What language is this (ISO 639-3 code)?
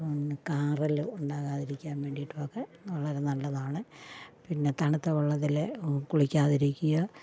mal